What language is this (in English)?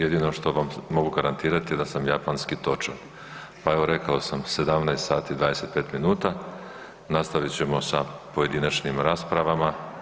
Croatian